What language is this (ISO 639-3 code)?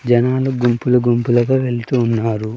tel